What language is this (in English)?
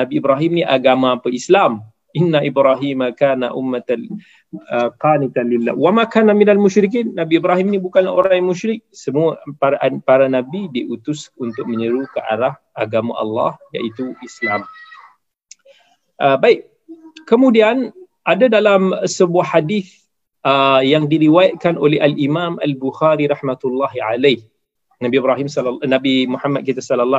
Malay